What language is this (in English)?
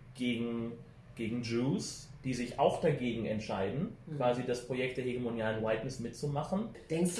German